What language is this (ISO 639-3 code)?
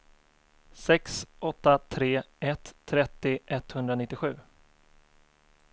swe